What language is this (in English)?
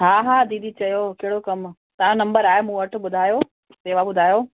Sindhi